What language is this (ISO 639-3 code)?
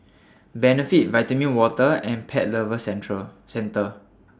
eng